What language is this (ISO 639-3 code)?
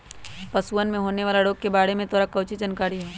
mag